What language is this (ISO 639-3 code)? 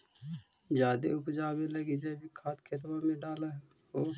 mag